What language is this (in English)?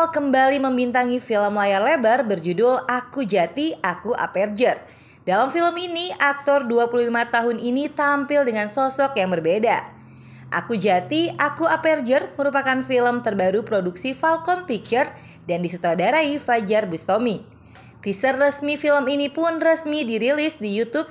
Indonesian